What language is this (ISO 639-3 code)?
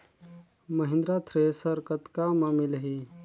hne